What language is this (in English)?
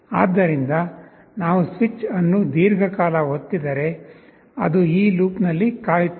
Kannada